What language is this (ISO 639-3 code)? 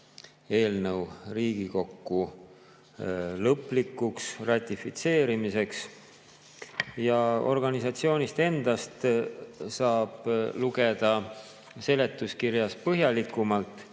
est